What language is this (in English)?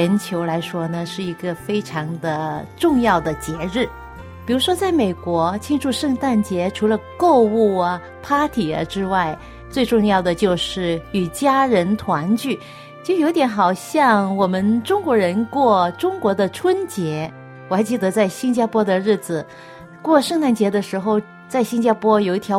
Chinese